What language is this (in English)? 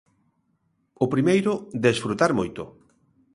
Galician